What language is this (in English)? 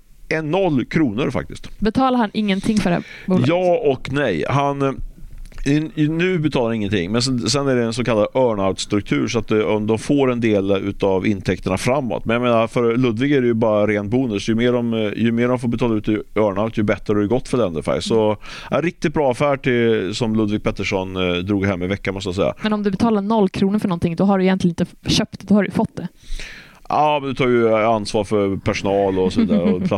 Swedish